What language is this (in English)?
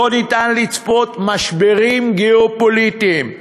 Hebrew